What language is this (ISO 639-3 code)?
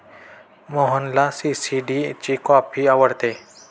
mar